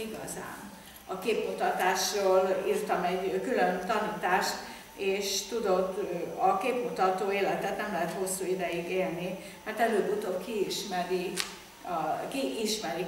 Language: Hungarian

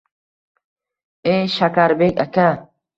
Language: Uzbek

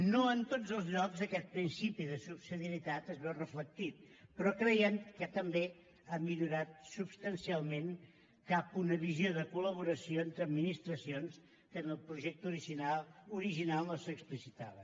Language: Catalan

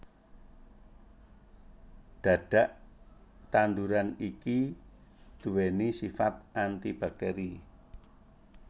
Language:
Javanese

